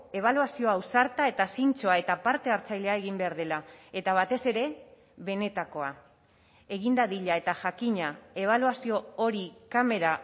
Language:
Basque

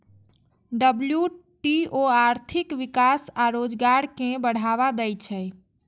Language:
Maithili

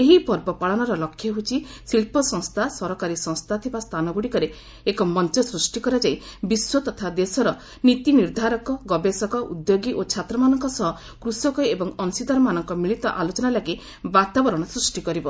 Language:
Odia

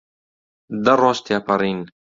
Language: Central Kurdish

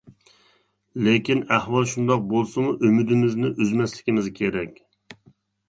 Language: Uyghur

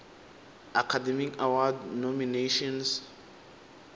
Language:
Tsonga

